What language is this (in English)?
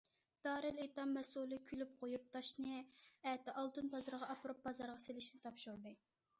Uyghur